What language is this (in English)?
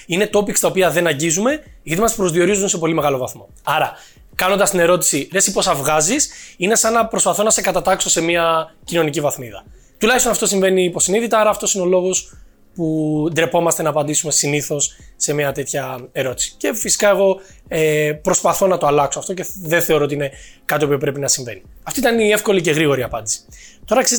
Greek